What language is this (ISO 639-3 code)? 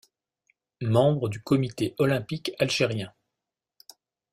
fra